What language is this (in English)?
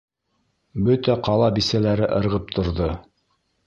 Bashkir